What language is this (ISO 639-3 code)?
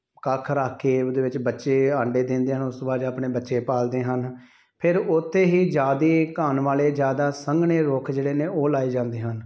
pan